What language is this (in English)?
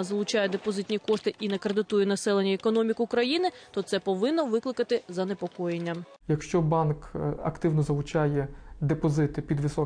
Ukrainian